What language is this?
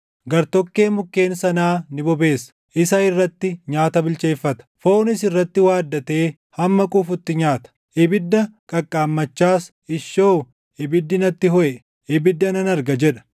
Oromo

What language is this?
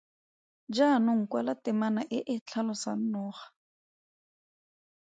Tswana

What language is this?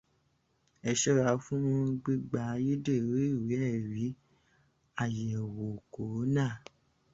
Yoruba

